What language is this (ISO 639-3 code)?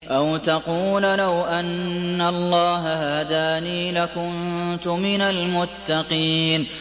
ara